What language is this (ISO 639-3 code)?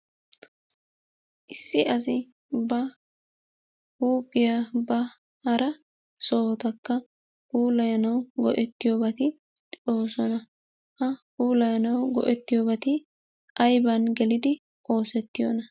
wal